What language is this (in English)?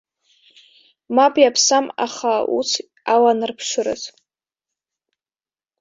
Abkhazian